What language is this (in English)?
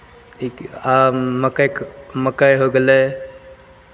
Maithili